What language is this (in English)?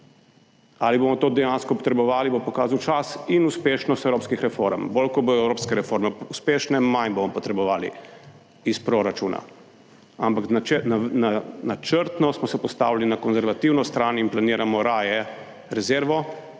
Slovenian